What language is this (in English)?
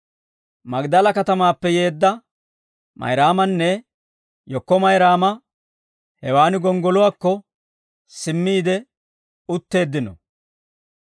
Dawro